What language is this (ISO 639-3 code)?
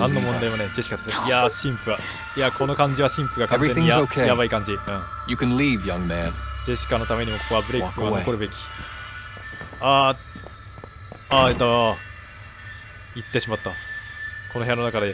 jpn